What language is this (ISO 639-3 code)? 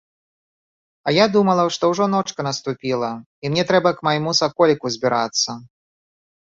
bel